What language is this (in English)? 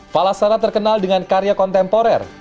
Indonesian